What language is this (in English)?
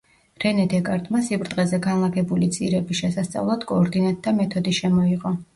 Georgian